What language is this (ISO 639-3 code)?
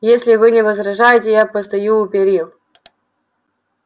rus